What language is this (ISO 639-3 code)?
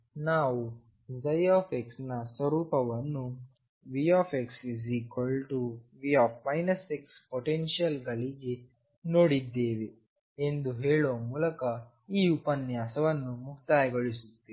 kan